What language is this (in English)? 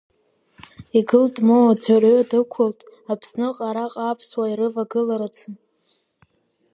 Abkhazian